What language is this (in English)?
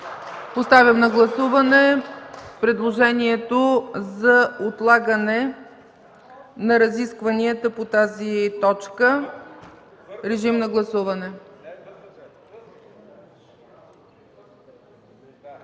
Bulgarian